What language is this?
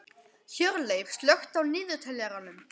Icelandic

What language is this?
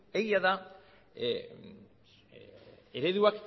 Basque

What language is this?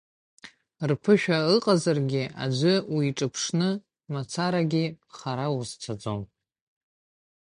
Abkhazian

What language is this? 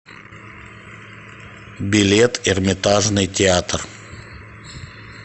Russian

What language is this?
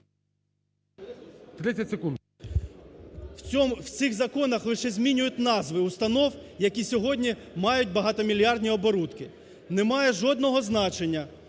Ukrainian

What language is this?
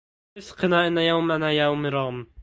Arabic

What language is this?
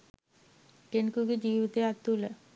Sinhala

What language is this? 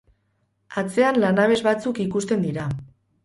Basque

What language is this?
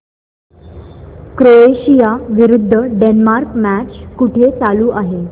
Marathi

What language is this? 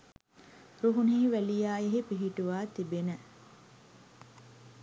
Sinhala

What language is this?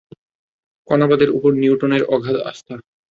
Bangla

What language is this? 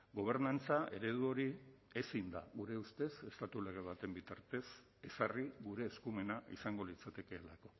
Basque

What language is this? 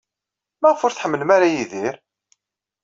Kabyle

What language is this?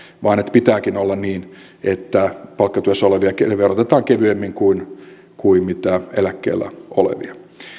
Finnish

